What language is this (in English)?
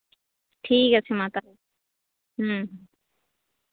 Santali